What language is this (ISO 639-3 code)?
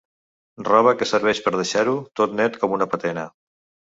cat